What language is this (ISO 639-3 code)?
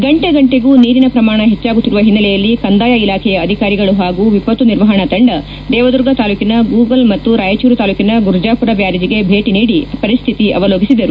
kan